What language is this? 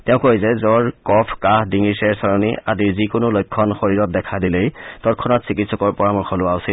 Assamese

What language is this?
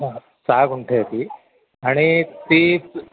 Marathi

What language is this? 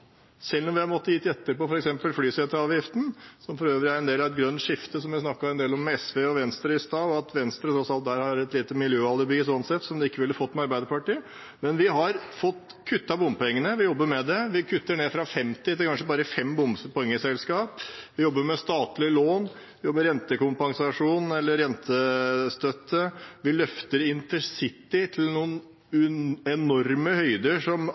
Norwegian Bokmål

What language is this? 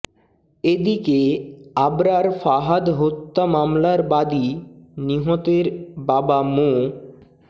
Bangla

